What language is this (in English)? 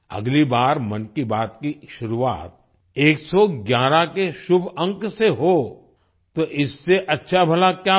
Hindi